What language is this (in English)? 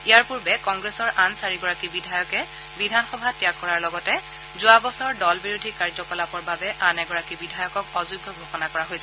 Assamese